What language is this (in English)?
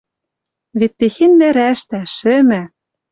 Western Mari